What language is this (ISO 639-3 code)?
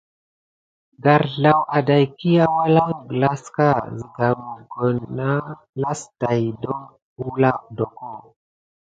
gid